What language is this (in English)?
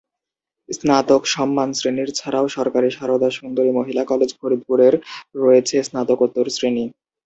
Bangla